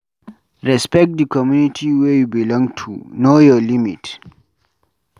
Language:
Nigerian Pidgin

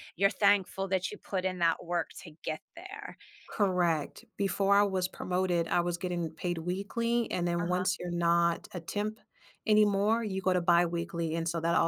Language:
English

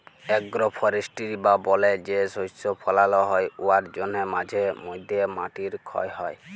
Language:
Bangla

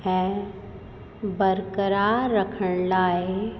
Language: Sindhi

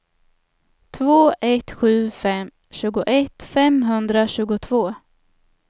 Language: Swedish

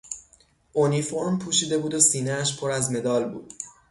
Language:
Persian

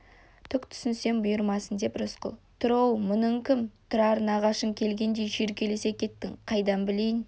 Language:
Kazakh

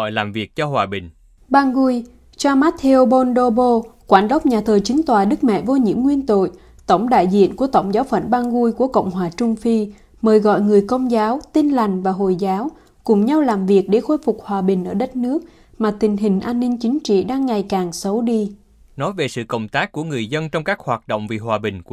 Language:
Vietnamese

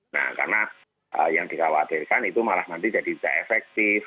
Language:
Indonesian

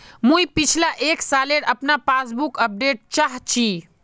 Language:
Magahi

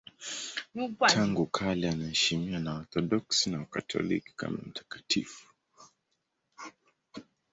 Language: Swahili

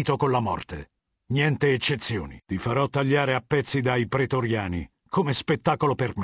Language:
Italian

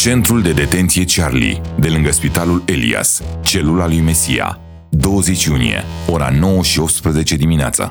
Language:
Romanian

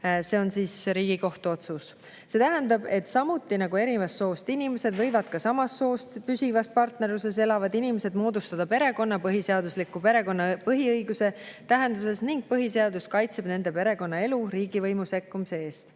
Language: Estonian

